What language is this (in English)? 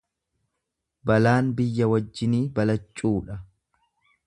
Oromo